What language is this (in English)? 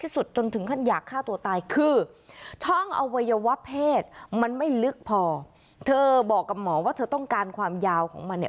Thai